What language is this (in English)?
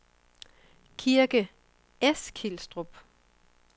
Danish